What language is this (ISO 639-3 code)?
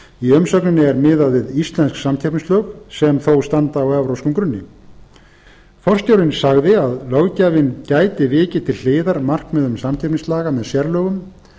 isl